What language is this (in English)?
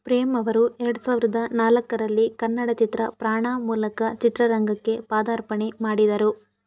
Kannada